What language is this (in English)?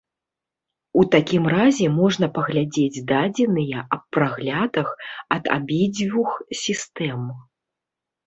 Belarusian